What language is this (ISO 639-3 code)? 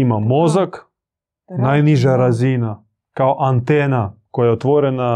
hrv